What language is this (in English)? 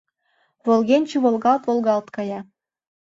Mari